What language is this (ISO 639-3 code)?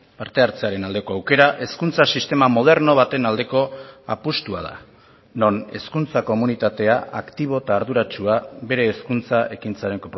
eus